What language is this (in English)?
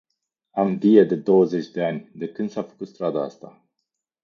Romanian